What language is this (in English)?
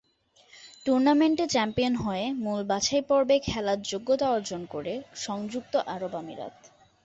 Bangla